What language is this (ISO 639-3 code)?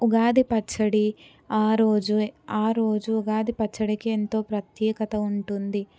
tel